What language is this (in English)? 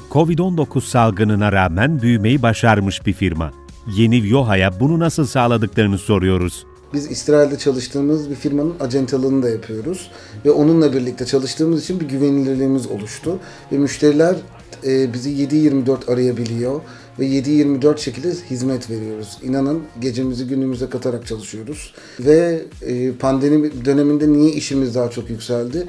Turkish